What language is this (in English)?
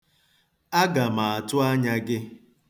Igbo